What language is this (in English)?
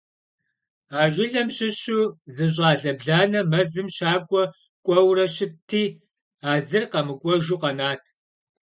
Kabardian